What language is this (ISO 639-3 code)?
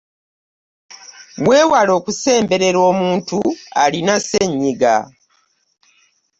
lug